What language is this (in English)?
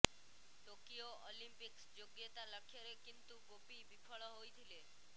Odia